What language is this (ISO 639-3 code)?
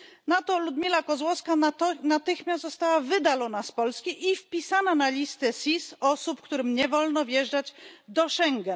pol